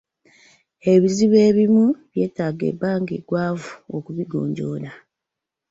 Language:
Ganda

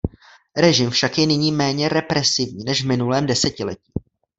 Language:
Czech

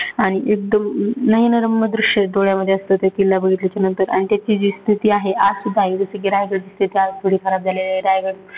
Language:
Marathi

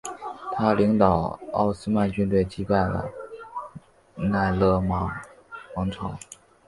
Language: Chinese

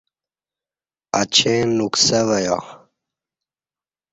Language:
Kati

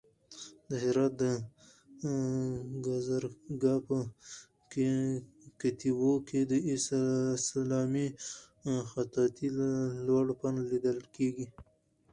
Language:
Pashto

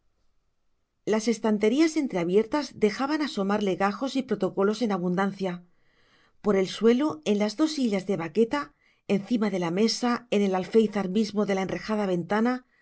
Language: Spanish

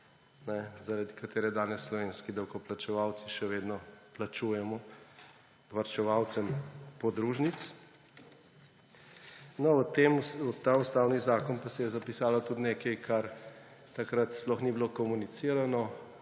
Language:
Slovenian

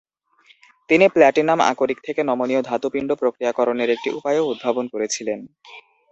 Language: Bangla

